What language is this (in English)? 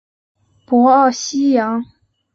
Chinese